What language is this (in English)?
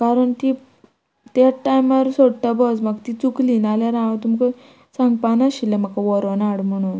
Konkani